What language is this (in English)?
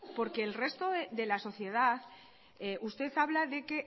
Spanish